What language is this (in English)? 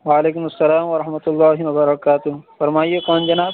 Urdu